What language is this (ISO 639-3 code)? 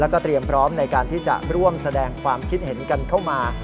tha